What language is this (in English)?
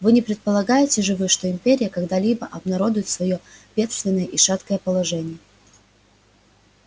Russian